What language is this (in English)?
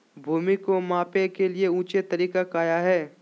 Magahi